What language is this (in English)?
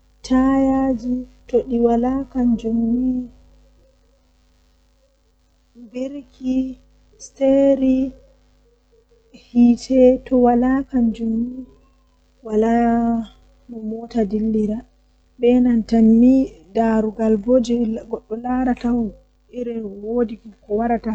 Western Niger Fulfulde